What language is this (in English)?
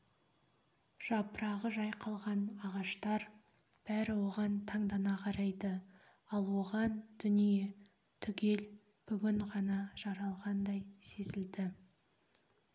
Kazakh